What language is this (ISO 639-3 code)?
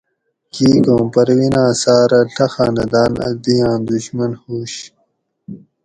gwc